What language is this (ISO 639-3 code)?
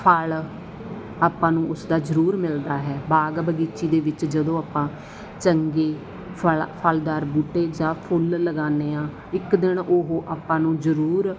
pan